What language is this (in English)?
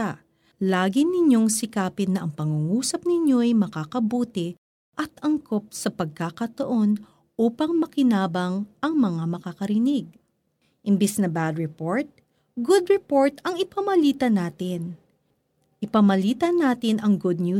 Filipino